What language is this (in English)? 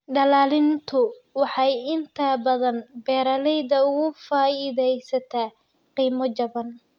Somali